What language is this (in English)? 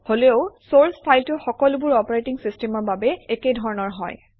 Assamese